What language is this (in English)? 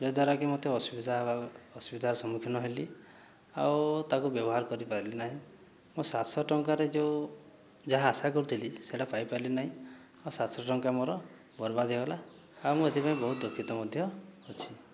Odia